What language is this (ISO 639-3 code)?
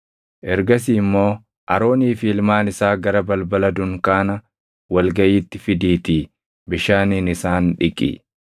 orm